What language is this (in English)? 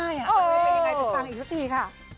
Thai